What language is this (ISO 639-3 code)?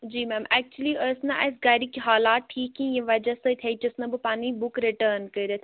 kas